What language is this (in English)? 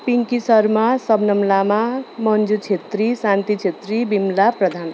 Nepali